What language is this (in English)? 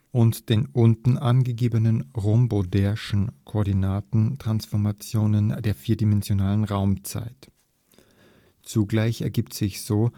German